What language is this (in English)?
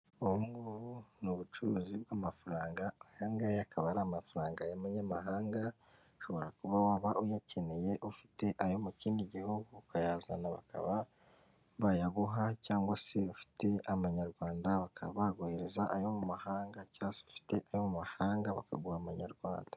Kinyarwanda